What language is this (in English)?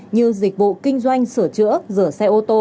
Vietnamese